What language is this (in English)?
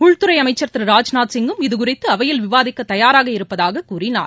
Tamil